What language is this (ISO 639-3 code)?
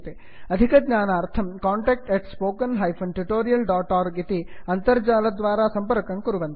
san